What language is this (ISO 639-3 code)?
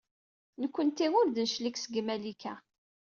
kab